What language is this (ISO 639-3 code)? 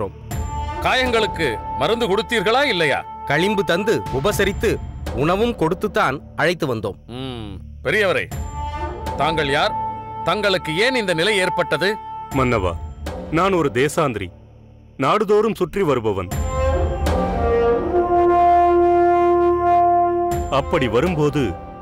tam